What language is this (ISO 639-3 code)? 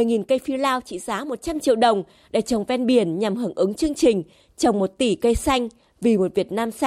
vie